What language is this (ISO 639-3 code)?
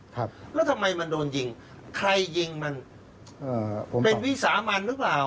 tha